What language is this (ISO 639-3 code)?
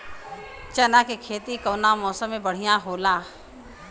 bho